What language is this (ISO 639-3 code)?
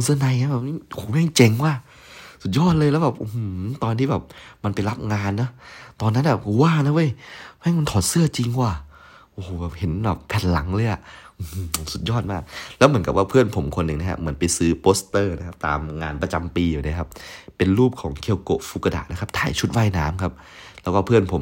tha